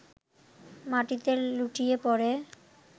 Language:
Bangla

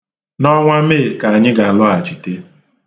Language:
Igbo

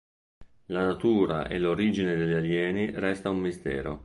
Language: Italian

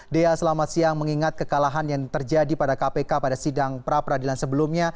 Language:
Indonesian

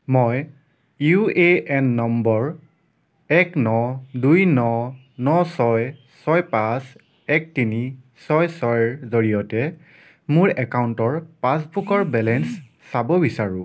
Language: Assamese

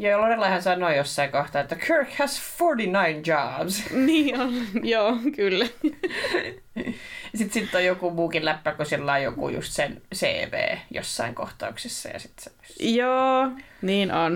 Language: Finnish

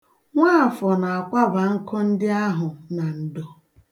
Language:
Igbo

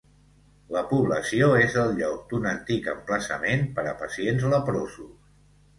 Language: Catalan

